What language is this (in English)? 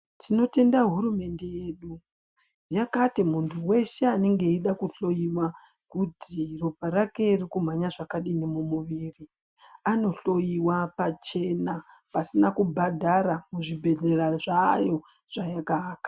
Ndau